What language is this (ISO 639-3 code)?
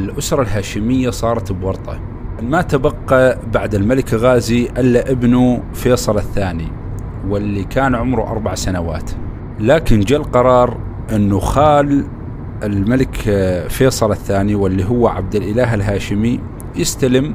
ara